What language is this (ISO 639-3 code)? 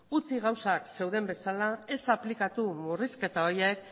eus